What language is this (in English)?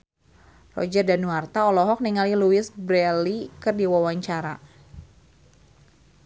Sundanese